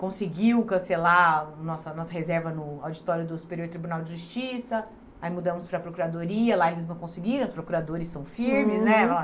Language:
Portuguese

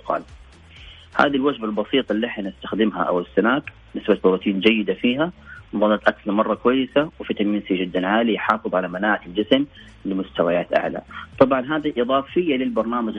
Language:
Arabic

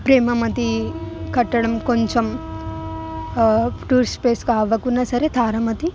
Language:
Telugu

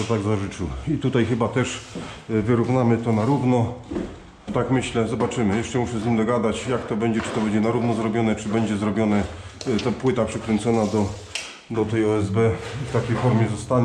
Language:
Polish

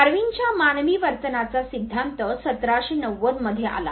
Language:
Marathi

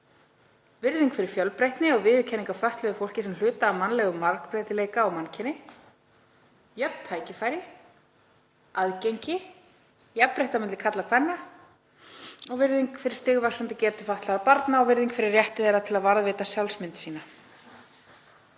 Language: Icelandic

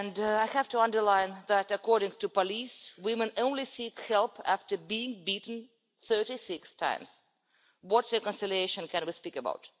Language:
English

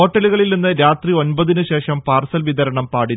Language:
Malayalam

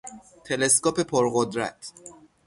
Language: Persian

